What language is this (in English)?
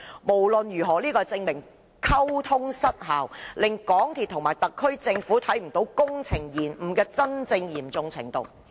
Cantonese